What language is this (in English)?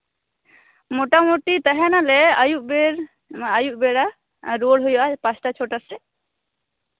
Santali